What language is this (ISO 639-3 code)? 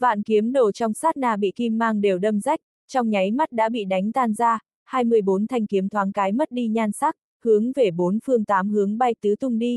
vie